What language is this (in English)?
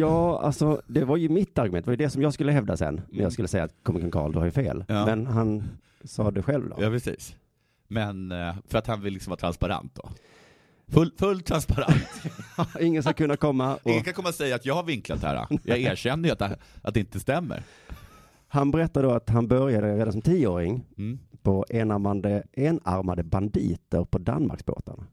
Swedish